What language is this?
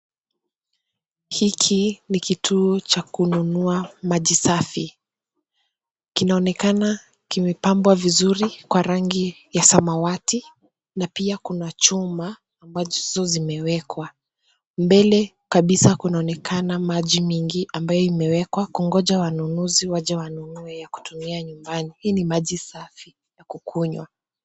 Swahili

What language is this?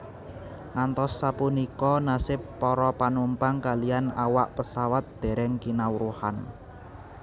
Javanese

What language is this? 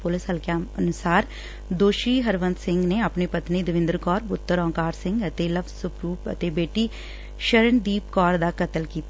Punjabi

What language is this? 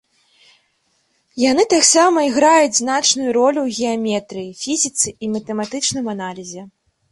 Belarusian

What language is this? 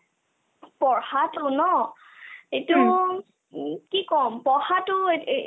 Assamese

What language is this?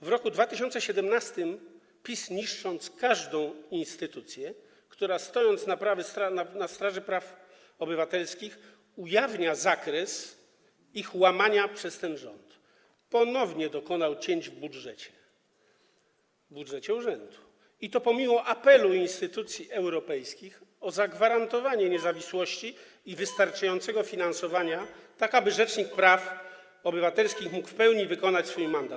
Polish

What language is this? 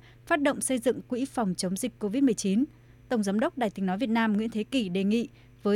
Vietnamese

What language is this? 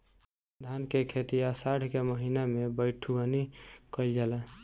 Bhojpuri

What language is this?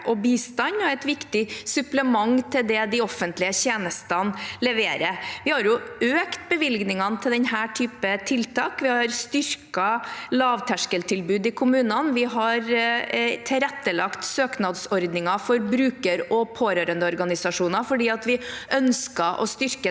Norwegian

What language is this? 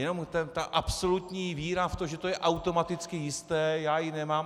Czech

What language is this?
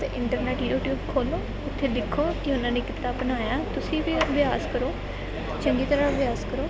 Punjabi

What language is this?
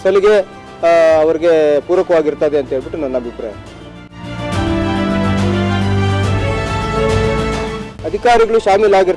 Indonesian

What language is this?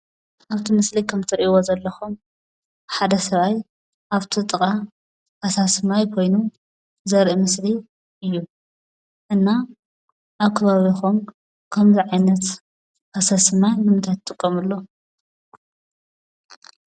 Tigrinya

